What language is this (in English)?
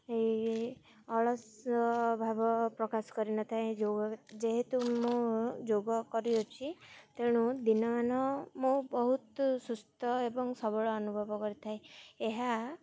Odia